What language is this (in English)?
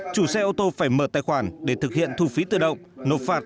Vietnamese